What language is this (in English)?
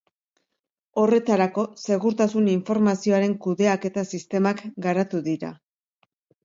Basque